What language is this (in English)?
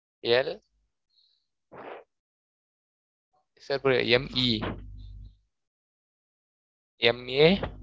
Tamil